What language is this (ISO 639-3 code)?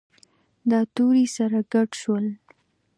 pus